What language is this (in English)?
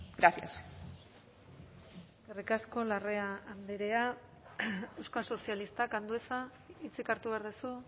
Basque